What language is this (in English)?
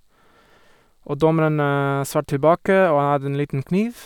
Norwegian